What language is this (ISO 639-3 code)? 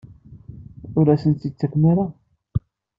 kab